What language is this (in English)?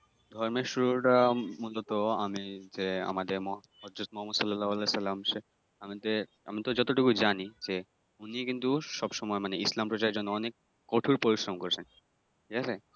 Bangla